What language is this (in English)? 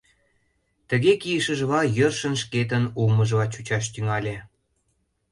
Mari